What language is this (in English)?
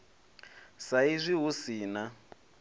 Venda